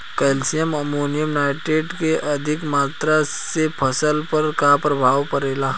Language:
Bhojpuri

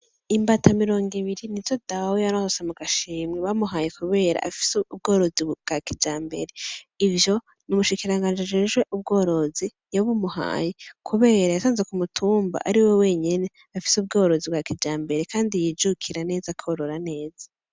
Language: Rundi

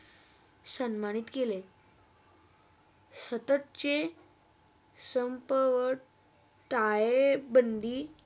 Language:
Marathi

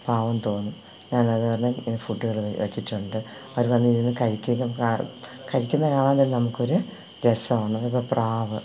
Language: Malayalam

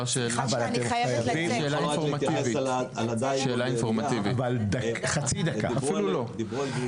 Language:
Hebrew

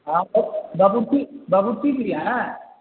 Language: Urdu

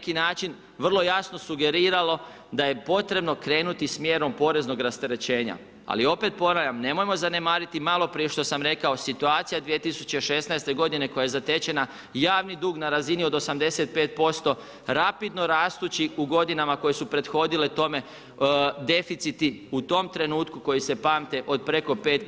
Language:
Croatian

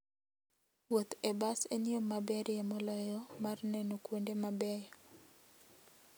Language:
Luo (Kenya and Tanzania)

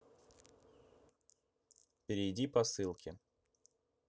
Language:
Russian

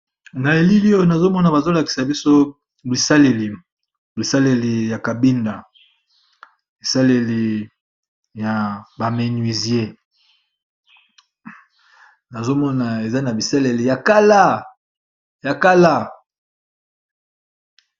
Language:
Lingala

